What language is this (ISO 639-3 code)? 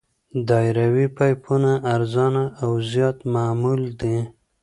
pus